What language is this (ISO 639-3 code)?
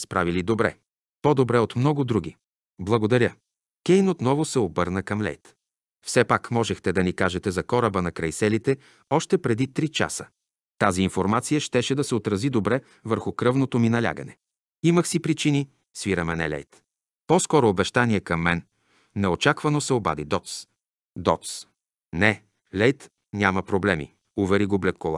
bul